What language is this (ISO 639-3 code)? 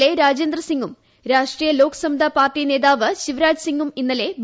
mal